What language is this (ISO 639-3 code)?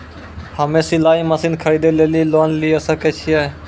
mai